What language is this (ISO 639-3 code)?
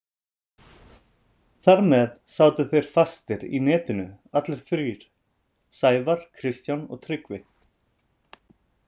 isl